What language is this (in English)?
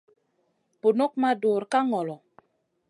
Masana